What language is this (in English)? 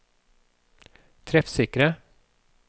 Norwegian